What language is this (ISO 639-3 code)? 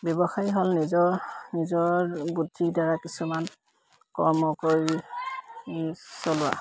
asm